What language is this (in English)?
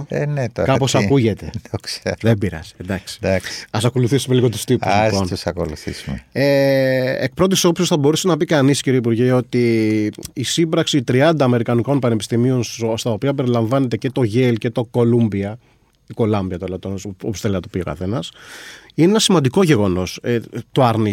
Greek